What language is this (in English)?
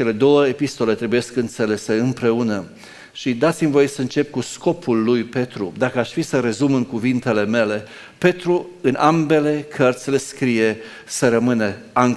Romanian